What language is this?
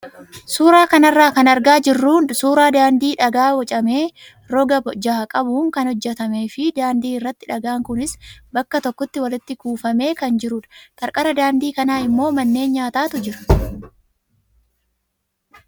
Oromo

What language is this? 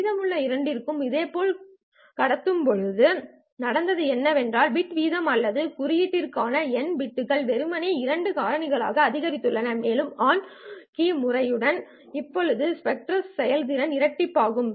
Tamil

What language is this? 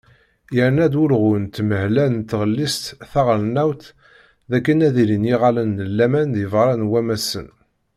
Kabyle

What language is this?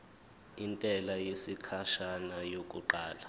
Zulu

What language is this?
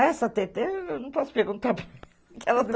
Portuguese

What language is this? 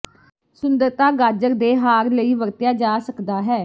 Punjabi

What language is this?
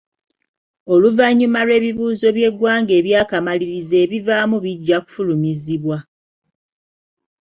Ganda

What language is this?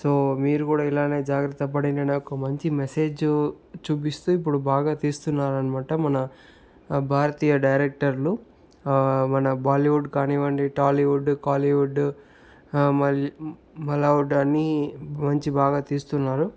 Telugu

